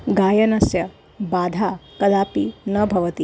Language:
Sanskrit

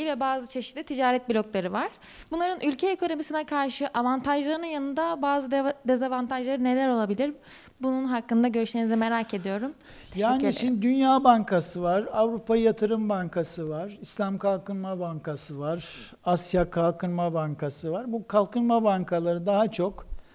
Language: Turkish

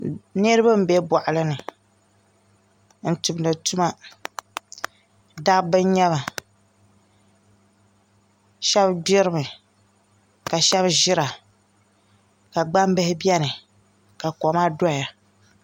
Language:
Dagbani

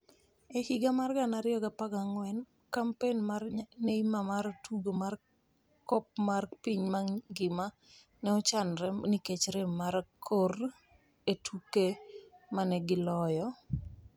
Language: Luo (Kenya and Tanzania)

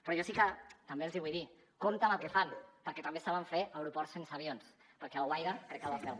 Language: Catalan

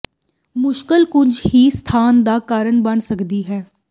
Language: Punjabi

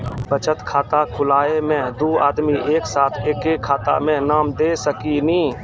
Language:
Maithili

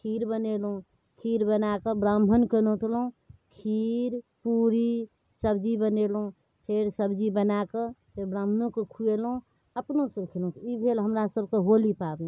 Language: Maithili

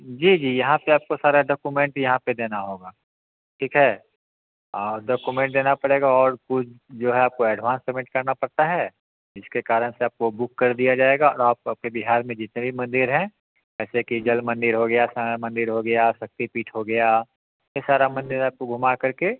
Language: Hindi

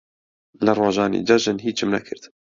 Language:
Central Kurdish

